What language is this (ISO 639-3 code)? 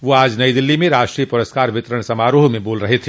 hin